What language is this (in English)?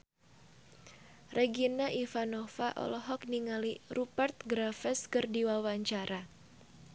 Sundanese